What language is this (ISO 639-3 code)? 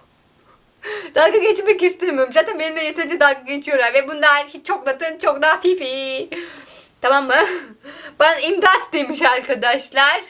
tur